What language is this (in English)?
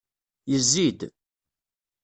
Kabyle